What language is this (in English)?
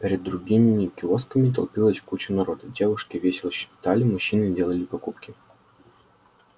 Russian